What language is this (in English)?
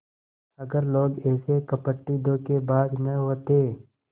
Hindi